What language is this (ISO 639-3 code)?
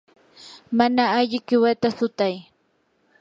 qur